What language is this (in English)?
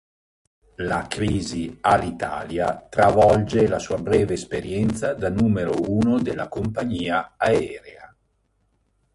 Italian